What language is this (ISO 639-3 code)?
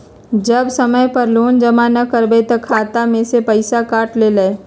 mag